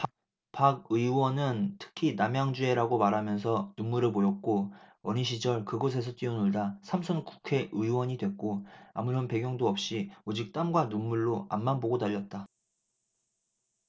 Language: Korean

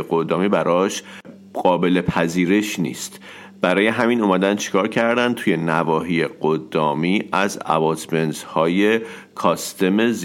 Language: Persian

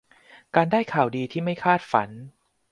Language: Thai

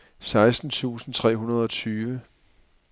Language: Danish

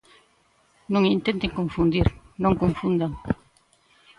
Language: Galician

